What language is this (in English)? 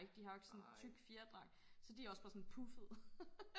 Danish